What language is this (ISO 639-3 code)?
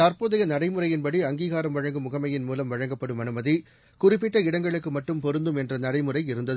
tam